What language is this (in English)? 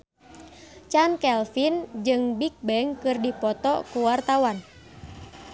Sundanese